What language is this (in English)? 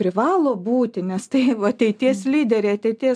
Lithuanian